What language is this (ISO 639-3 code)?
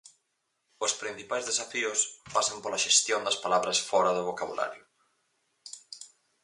glg